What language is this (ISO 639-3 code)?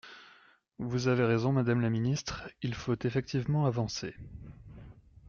fra